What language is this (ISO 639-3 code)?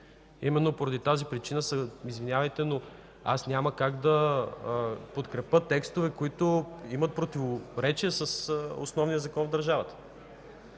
bul